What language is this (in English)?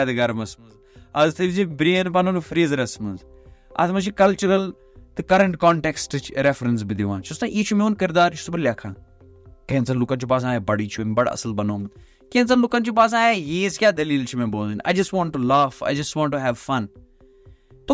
Urdu